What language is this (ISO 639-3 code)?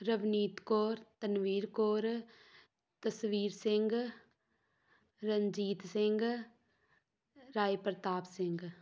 pan